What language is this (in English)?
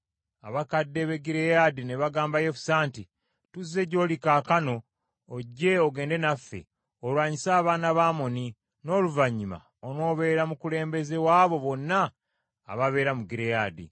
Ganda